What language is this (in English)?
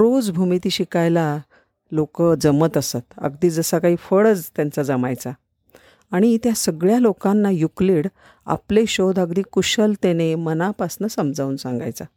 Marathi